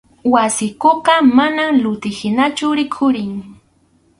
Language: Arequipa-La Unión Quechua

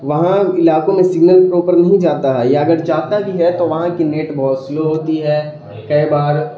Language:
Urdu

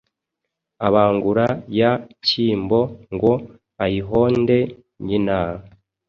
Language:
Kinyarwanda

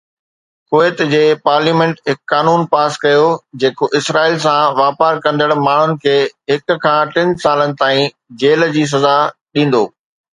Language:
Sindhi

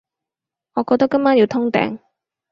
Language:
Cantonese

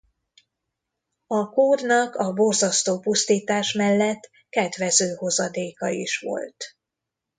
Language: Hungarian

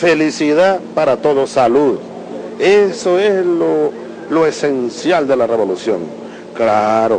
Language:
Spanish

